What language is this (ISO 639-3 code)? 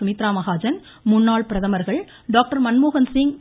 tam